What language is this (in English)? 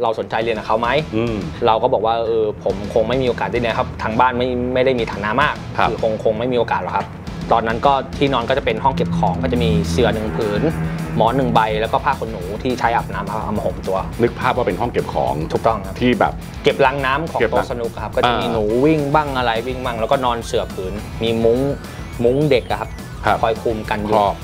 Thai